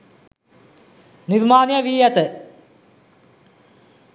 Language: Sinhala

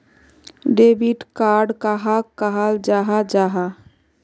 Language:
Magahi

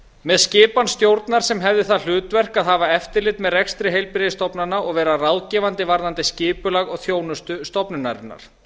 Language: Icelandic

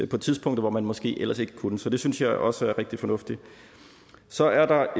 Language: Danish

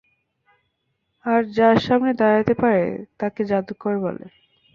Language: Bangla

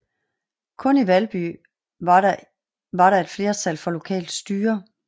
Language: Danish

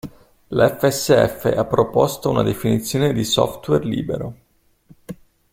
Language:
Italian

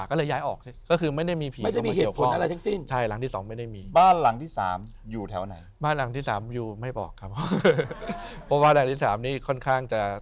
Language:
Thai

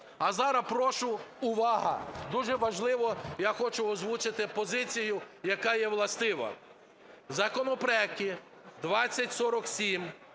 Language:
Ukrainian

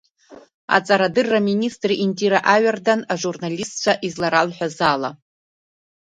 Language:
Abkhazian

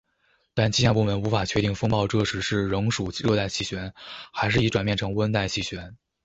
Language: Chinese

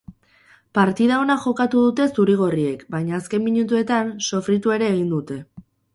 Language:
Basque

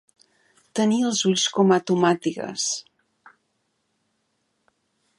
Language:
Catalan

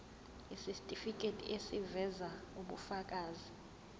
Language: Zulu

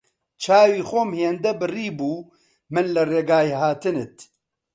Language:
Central Kurdish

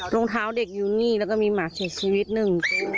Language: Thai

